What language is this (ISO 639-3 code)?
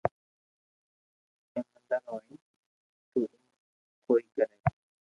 lrk